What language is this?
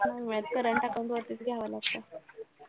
Marathi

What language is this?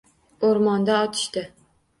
Uzbek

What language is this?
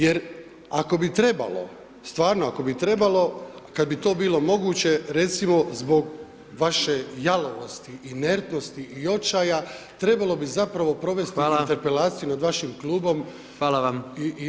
Croatian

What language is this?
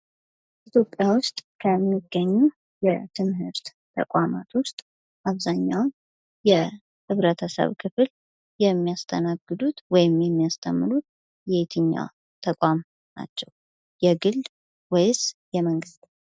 Amharic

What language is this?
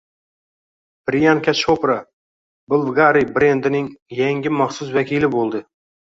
Uzbek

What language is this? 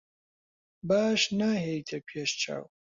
Central Kurdish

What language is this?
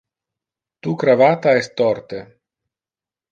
Interlingua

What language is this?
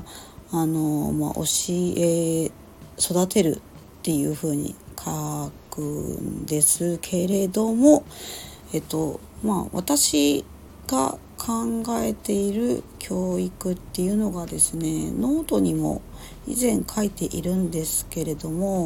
Japanese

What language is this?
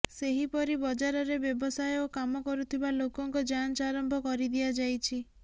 Odia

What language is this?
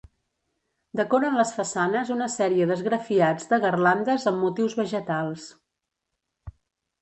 Catalan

